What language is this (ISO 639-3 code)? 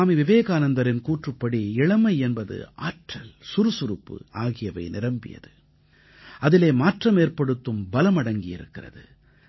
tam